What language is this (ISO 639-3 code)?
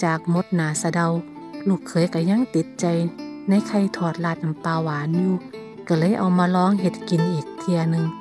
tha